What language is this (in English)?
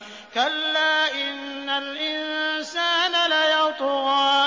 Arabic